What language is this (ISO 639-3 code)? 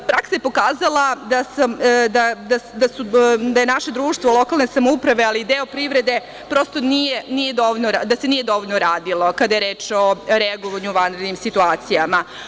srp